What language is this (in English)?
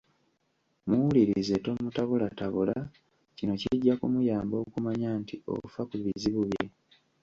Ganda